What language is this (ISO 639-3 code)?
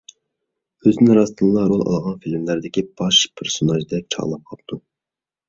uig